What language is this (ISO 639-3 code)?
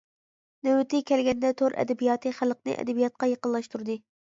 uig